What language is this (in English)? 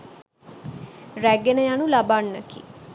Sinhala